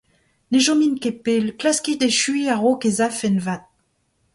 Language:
Breton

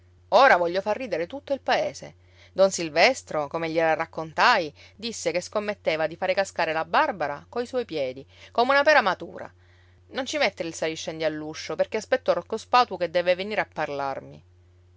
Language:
Italian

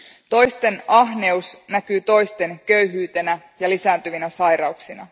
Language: Finnish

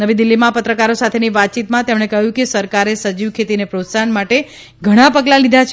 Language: Gujarati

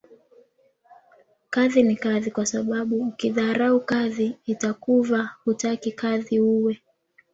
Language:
Swahili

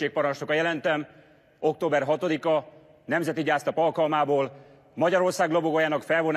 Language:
Hungarian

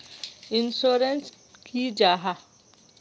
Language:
Magahi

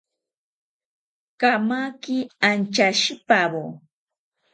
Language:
South Ucayali Ashéninka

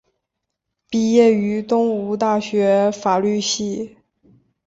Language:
Chinese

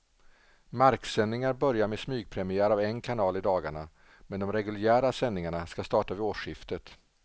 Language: Swedish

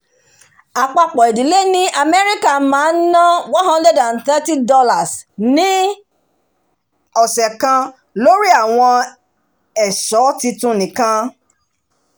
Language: Yoruba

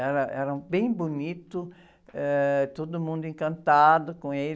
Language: Portuguese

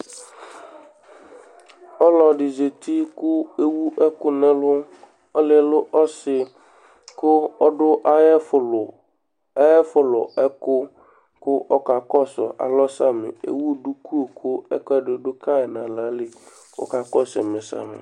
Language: Ikposo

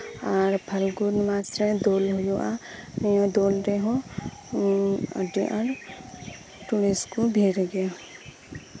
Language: Santali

